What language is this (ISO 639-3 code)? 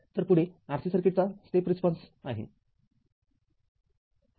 mar